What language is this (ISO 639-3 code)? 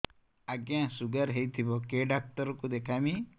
ori